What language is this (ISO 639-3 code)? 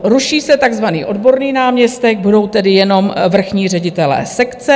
ces